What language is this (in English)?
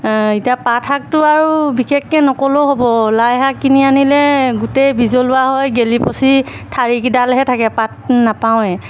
Assamese